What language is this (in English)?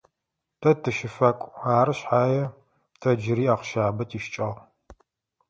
Adyghe